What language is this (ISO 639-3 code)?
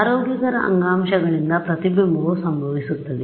kan